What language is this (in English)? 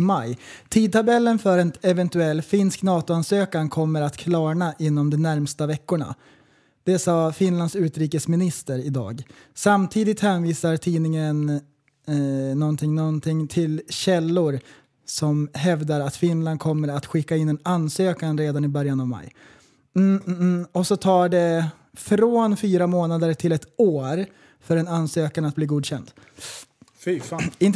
Swedish